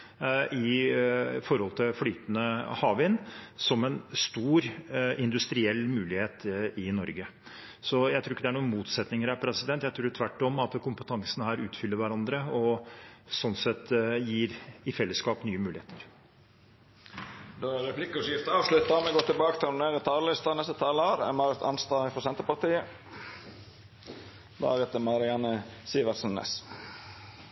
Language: Norwegian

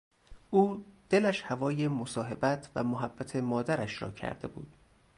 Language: Persian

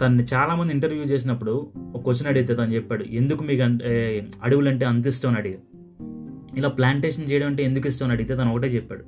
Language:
Telugu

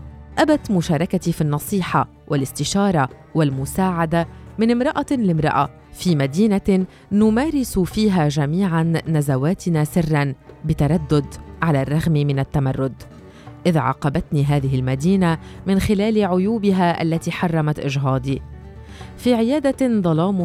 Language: Arabic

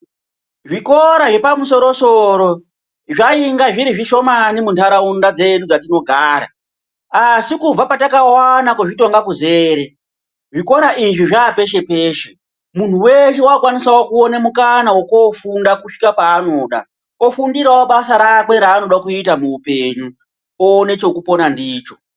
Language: Ndau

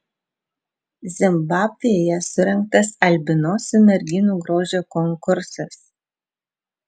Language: Lithuanian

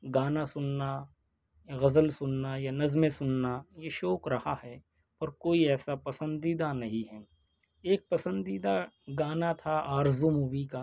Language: Urdu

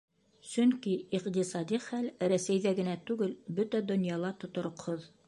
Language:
Bashkir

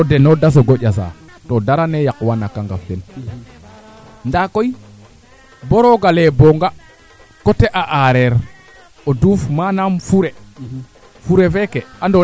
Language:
Serer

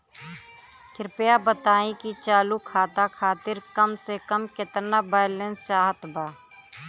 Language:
Bhojpuri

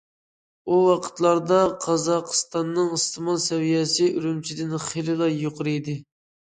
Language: Uyghur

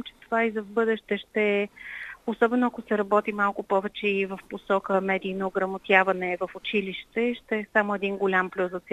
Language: Bulgarian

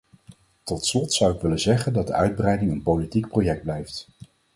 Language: Dutch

